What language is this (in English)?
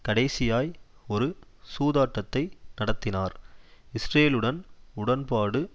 Tamil